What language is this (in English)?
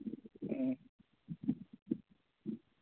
Manipuri